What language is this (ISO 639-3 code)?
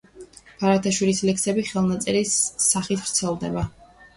kat